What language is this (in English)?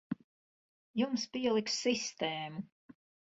Latvian